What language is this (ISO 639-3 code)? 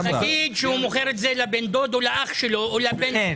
heb